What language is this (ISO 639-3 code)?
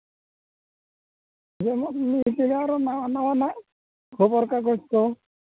sat